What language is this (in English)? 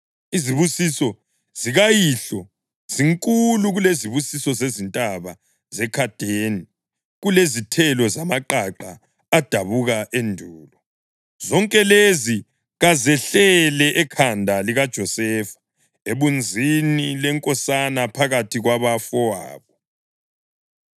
North Ndebele